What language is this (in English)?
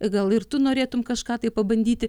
Lithuanian